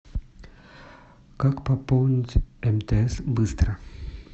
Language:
Russian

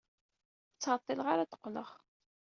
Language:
Kabyle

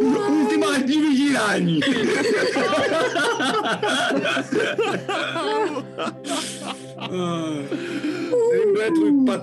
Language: Czech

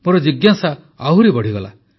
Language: Odia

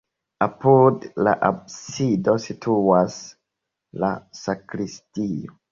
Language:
Esperanto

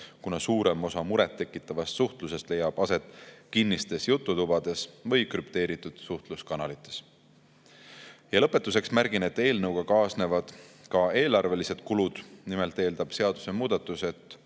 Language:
Estonian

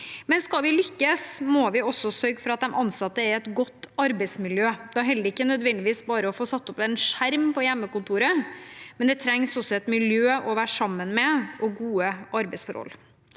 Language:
Norwegian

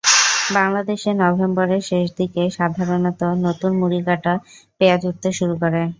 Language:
Bangla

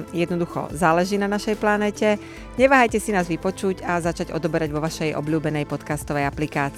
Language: Slovak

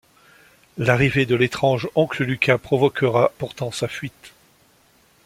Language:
French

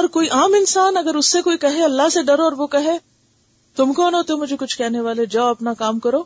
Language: Urdu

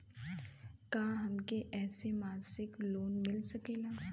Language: Bhojpuri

